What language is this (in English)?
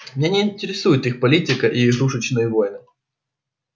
Russian